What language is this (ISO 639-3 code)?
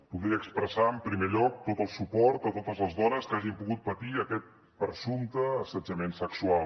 cat